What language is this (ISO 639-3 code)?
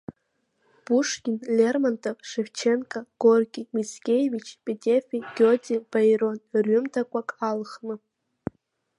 abk